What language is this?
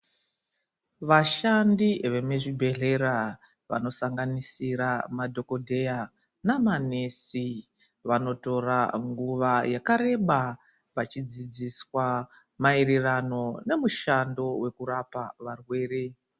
Ndau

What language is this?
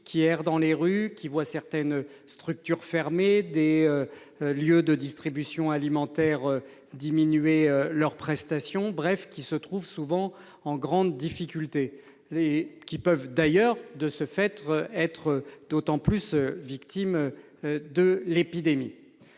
French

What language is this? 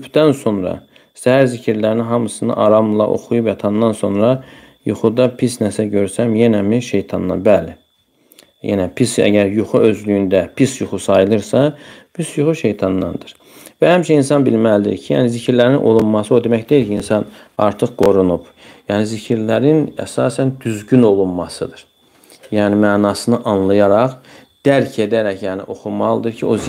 Turkish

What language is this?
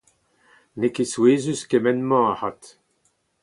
Breton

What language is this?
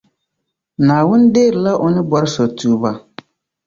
Dagbani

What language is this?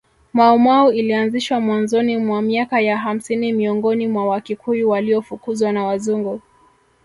Swahili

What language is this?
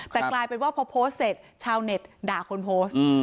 Thai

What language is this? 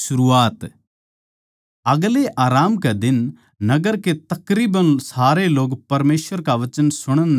Haryanvi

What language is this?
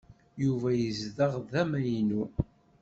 Kabyle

